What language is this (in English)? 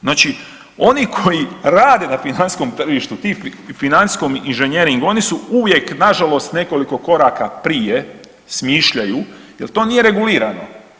Croatian